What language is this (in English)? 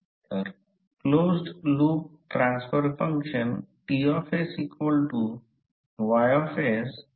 Marathi